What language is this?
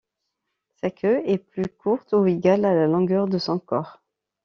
French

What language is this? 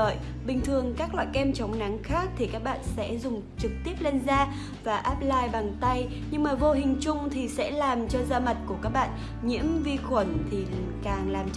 Vietnamese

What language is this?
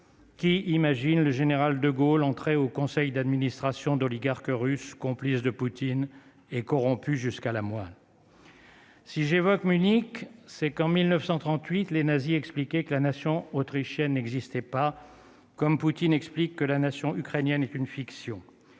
French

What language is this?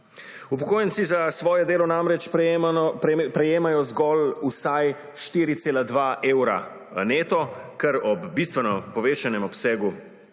Slovenian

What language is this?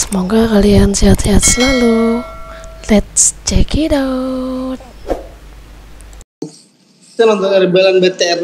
Indonesian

